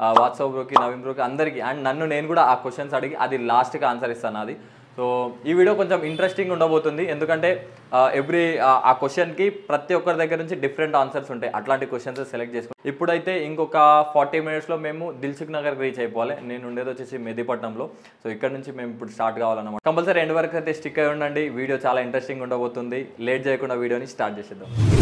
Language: Telugu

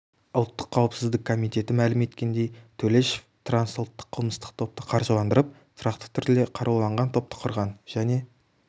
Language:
Kazakh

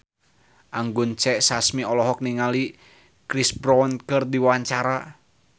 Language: Sundanese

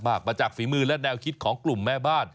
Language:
Thai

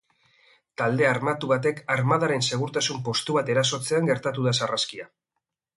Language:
Basque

